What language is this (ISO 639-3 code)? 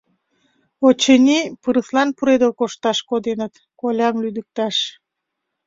chm